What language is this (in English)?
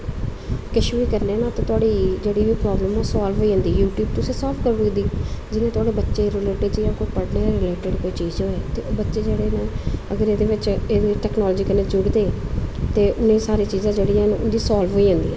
Dogri